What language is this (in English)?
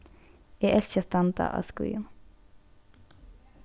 Faroese